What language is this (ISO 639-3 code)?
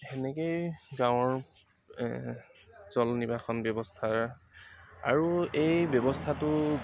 asm